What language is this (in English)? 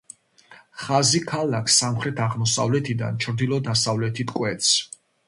Georgian